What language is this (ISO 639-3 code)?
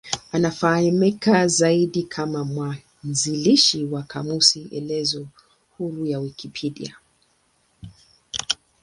swa